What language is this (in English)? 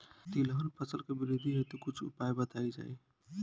Bhojpuri